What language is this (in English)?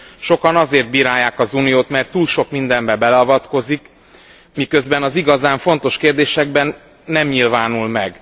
Hungarian